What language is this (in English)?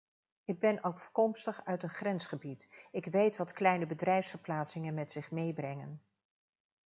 Dutch